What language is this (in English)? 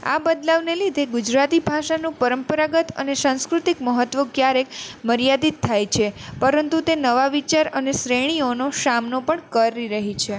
Gujarati